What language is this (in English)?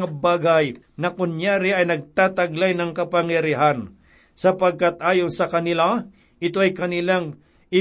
Filipino